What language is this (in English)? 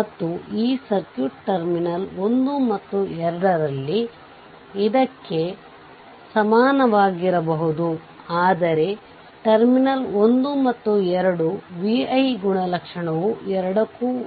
Kannada